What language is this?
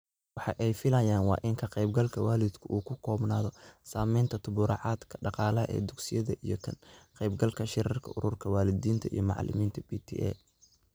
Somali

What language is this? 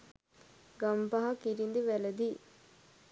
Sinhala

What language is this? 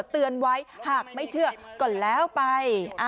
Thai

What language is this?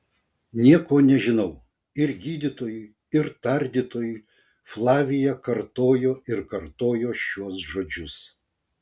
Lithuanian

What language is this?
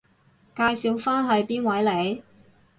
Cantonese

